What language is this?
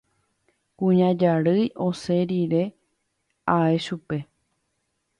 Guarani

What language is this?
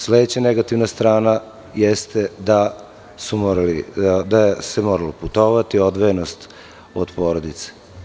Serbian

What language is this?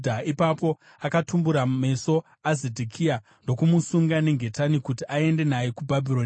Shona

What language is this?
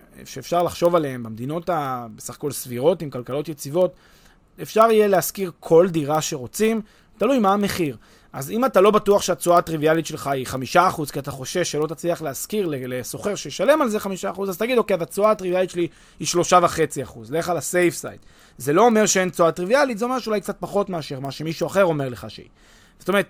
Hebrew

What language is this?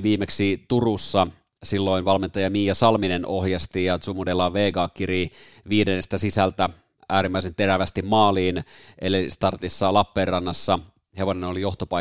Finnish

